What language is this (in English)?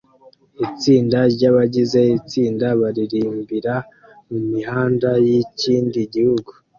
Kinyarwanda